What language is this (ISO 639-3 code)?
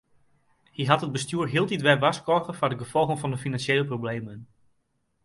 fry